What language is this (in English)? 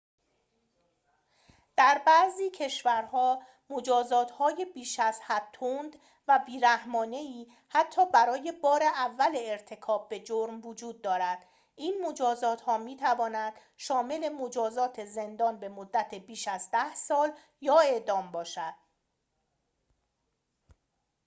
Persian